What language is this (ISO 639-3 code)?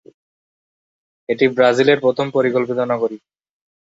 ben